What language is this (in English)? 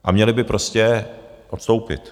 Czech